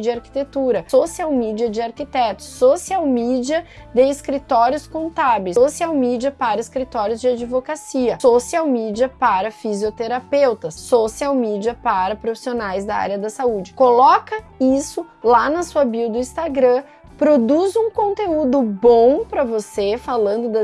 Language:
Portuguese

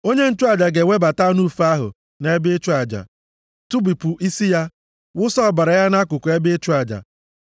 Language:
Igbo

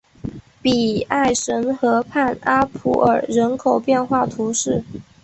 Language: Chinese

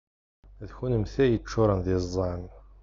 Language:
Kabyle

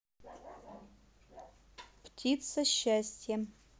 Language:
Russian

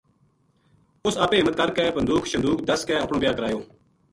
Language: Gujari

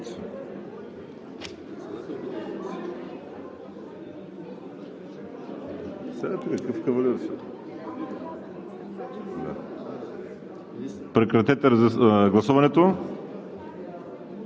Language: Bulgarian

